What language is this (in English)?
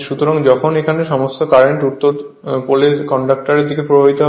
Bangla